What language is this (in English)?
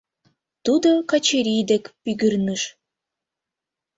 Mari